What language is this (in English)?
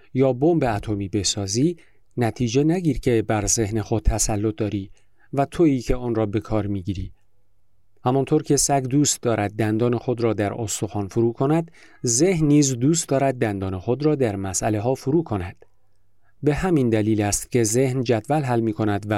Persian